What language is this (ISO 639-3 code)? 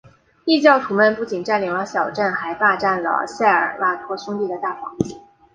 zho